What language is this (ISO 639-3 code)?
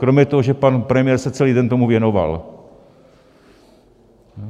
ces